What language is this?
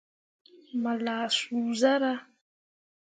Mundang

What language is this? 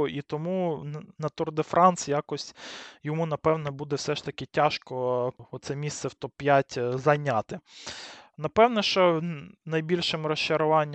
Ukrainian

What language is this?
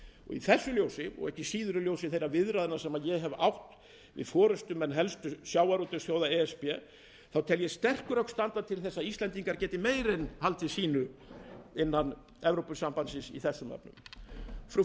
Icelandic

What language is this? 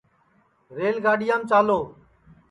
Sansi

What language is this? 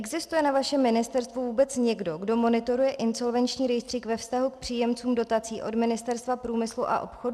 Czech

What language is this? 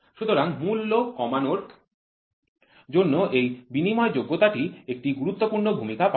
Bangla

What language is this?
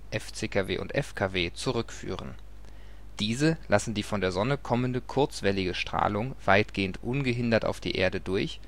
German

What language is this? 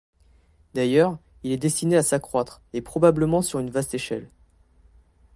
French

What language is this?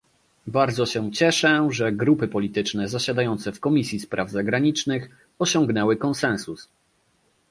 Polish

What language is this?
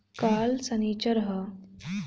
Bhojpuri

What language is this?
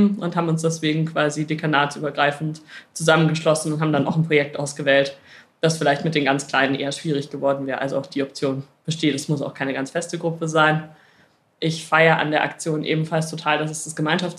German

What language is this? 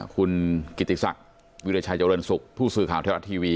Thai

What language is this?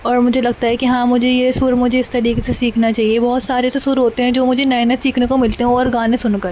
Urdu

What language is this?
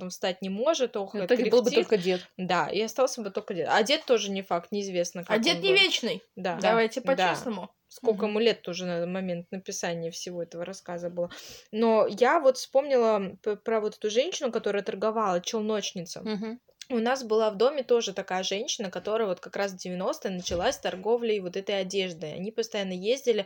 Russian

